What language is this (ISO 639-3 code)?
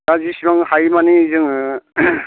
brx